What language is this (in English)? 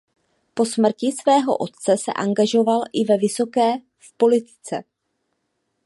Czech